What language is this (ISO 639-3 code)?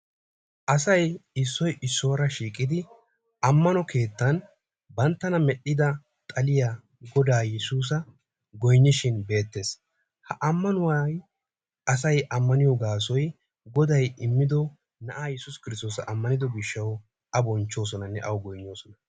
wal